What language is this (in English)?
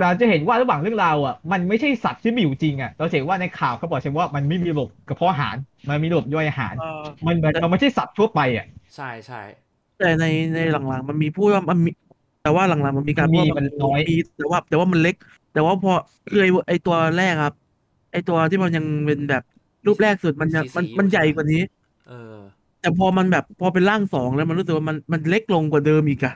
Thai